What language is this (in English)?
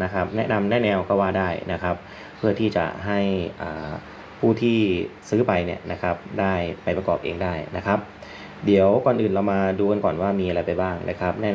Thai